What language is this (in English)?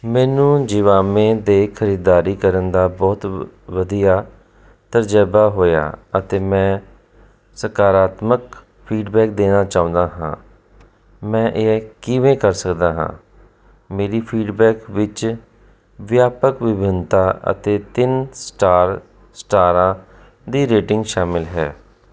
Punjabi